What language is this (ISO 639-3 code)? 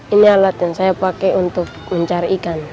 ind